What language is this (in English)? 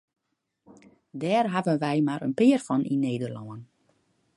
Western Frisian